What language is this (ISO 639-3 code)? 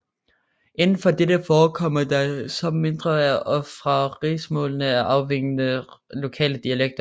dan